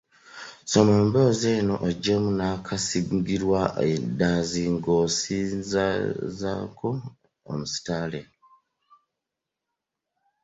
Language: Ganda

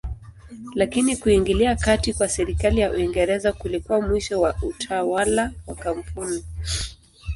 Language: Swahili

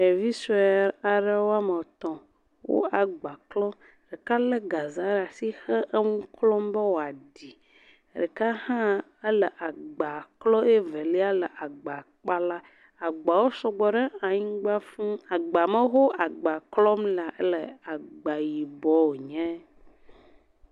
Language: Ewe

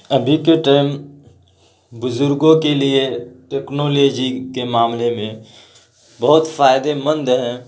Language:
Urdu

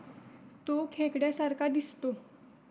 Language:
Marathi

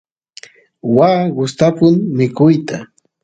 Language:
Santiago del Estero Quichua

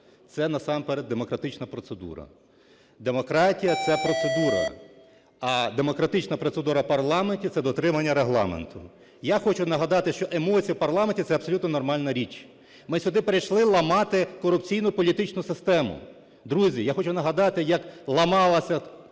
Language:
Ukrainian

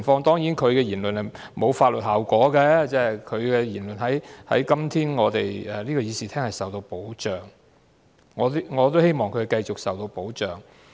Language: Cantonese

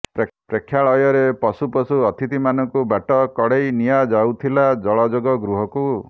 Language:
Odia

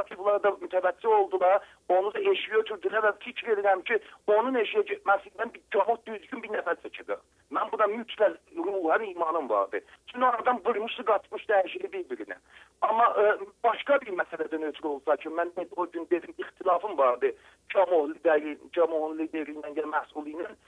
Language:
Turkish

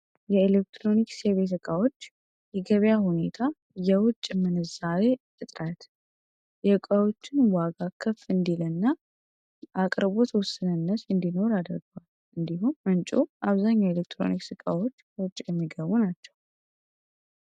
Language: Amharic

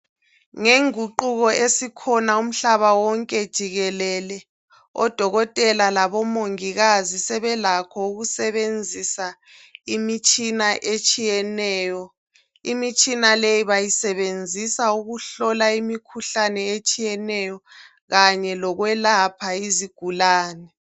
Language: North Ndebele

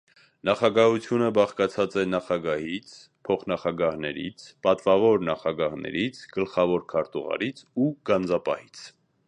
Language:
Armenian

